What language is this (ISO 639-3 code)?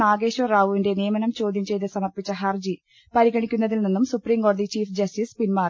mal